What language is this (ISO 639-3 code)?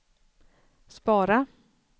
swe